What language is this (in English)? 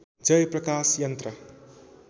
Nepali